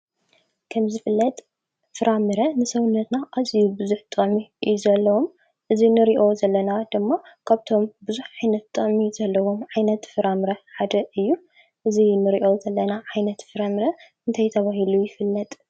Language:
Tigrinya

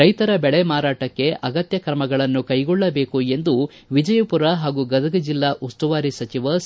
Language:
Kannada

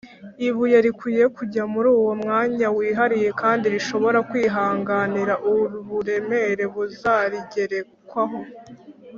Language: Kinyarwanda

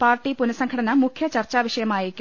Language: Malayalam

